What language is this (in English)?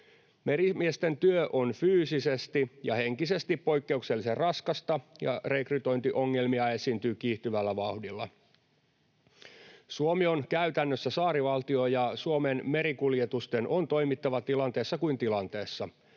Finnish